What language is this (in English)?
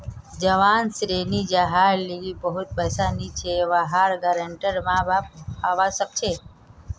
Magahi